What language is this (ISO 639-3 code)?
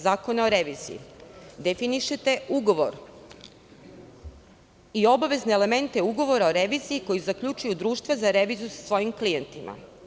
srp